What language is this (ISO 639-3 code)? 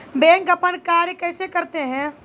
mai